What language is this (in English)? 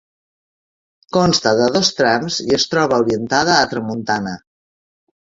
Catalan